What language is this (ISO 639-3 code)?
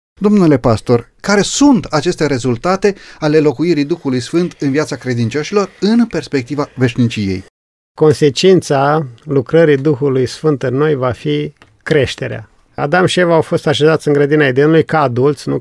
ron